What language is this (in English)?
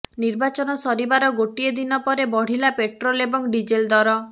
Odia